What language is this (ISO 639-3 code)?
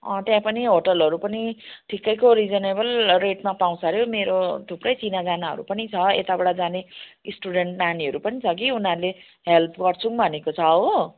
nep